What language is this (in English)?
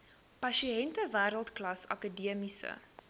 Afrikaans